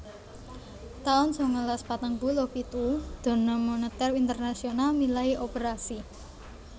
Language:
Javanese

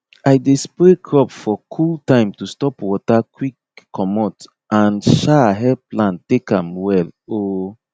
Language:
Nigerian Pidgin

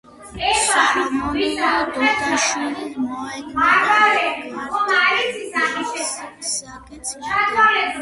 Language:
Georgian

